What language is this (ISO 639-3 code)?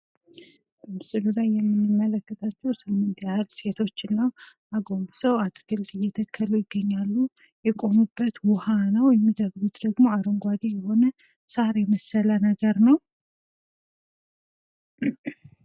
amh